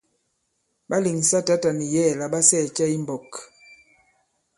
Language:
Bankon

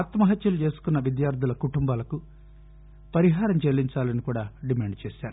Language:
Telugu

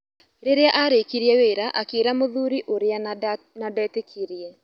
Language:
Kikuyu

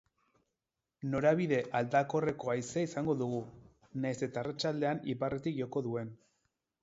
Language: Basque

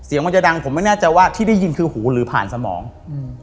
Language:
Thai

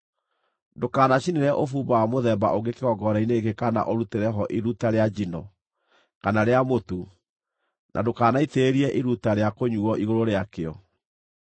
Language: Kikuyu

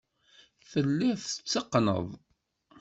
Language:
Kabyle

